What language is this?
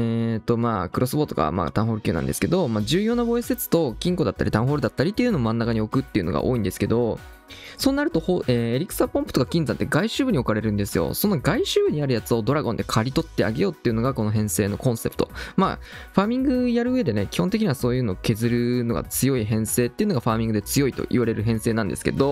Japanese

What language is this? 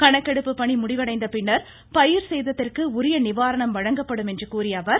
Tamil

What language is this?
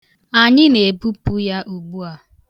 Igbo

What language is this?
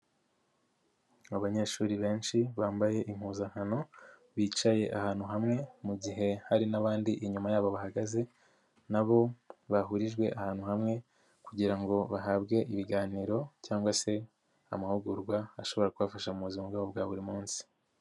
Kinyarwanda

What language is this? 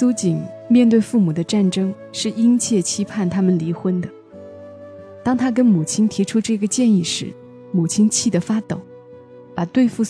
Chinese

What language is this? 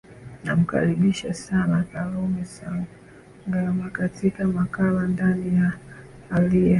Swahili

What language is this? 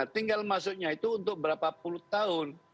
Indonesian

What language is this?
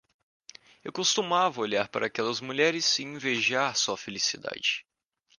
Portuguese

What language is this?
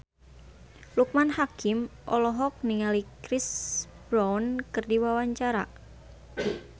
Sundanese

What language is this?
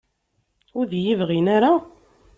Kabyle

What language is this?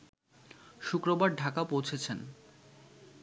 Bangla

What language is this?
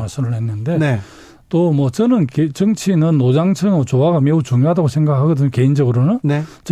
Korean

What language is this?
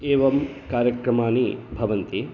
Sanskrit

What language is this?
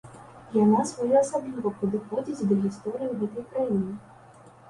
Belarusian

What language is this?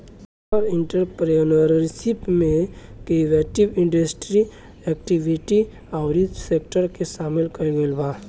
Bhojpuri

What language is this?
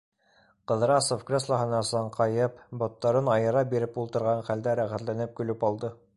Bashkir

